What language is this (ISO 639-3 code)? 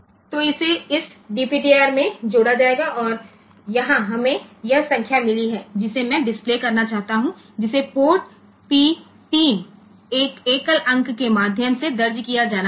hin